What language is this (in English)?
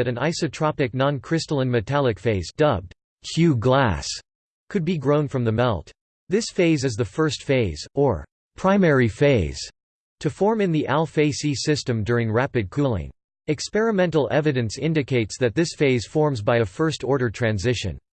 English